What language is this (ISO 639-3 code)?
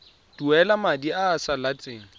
tsn